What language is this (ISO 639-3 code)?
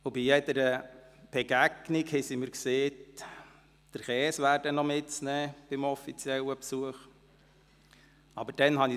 gsw